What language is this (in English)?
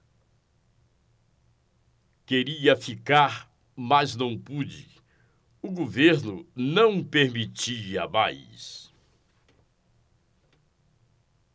Portuguese